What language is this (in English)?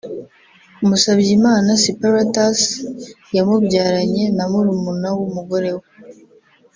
Kinyarwanda